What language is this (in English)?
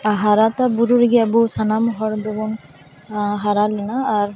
Santali